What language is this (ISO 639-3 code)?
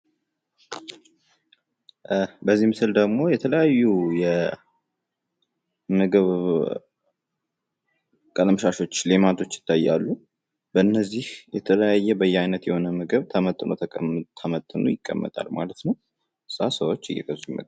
amh